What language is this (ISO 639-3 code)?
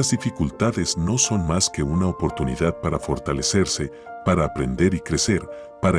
spa